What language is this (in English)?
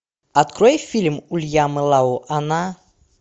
Russian